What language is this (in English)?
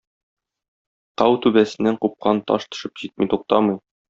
Tatar